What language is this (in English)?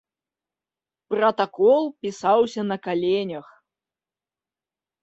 Belarusian